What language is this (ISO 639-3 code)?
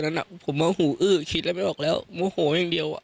tha